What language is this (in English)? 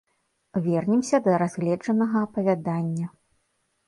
Belarusian